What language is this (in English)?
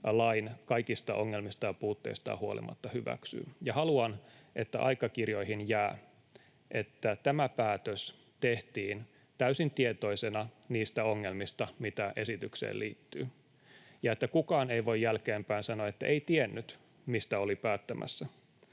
Finnish